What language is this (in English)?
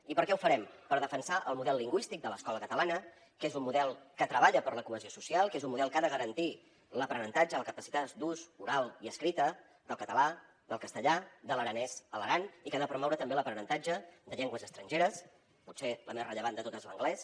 Catalan